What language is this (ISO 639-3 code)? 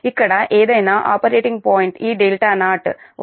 tel